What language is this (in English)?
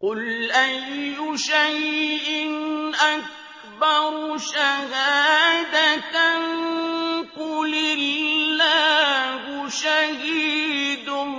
Arabic